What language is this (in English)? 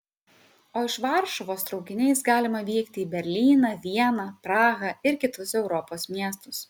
Lithuanian